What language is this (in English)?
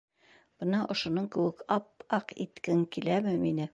Bashkir